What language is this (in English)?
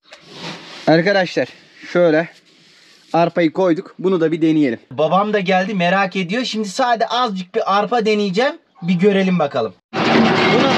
Turkish